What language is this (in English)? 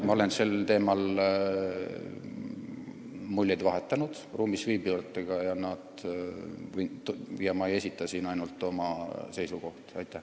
Estonian